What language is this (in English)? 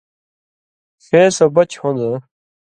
Indus Kohistani